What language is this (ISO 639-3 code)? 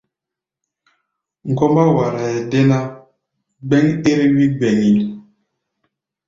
gba